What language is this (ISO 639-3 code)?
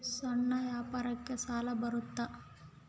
kan